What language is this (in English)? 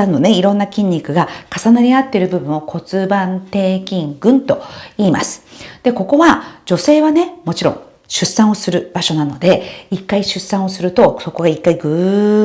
Japanese